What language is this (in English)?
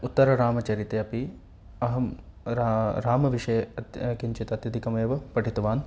Sanskrit